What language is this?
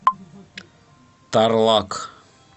Russian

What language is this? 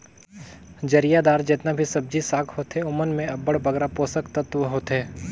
Chhattisgarhi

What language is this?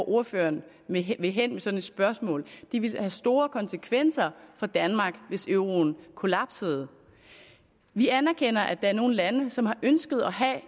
Danish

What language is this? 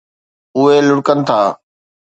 Sindhi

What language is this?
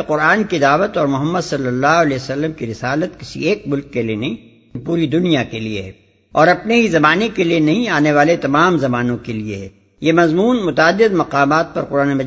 Urdu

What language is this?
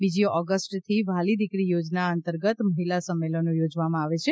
Gujarati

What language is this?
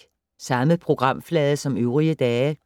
Danish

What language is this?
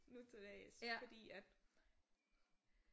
Danish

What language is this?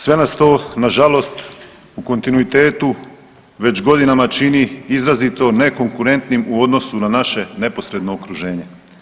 Croatian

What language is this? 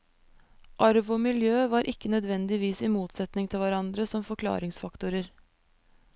Norwegian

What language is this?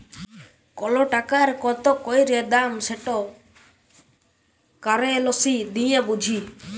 Bangla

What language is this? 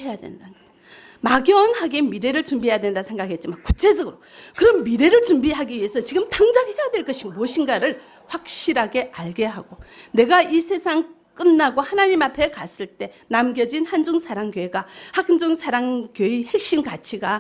Korean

